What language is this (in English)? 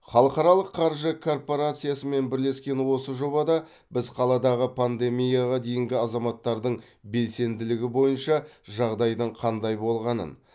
Kazakh